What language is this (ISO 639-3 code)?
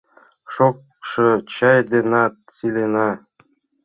chm